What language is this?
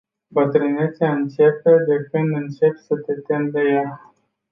Romanian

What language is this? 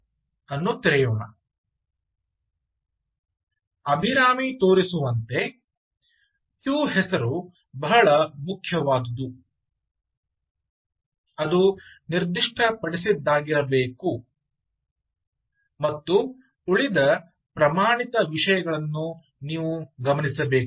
Kannada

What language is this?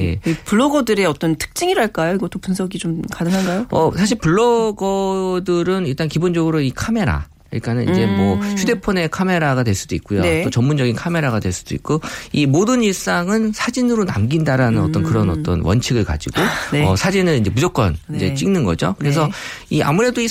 Korean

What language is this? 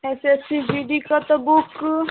Maithili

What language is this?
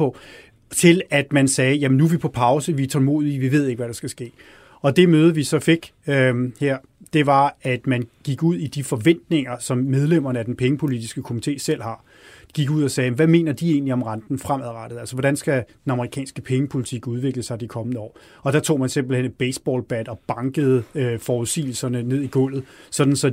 Danish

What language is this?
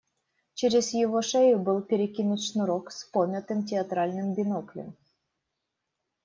Russian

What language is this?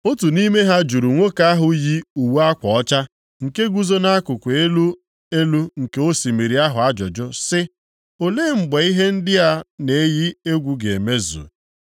Igbo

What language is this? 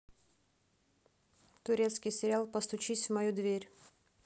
Russian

